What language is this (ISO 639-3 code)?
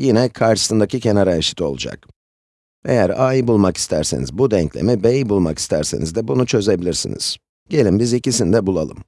tur